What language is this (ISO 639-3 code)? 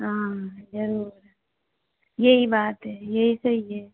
hin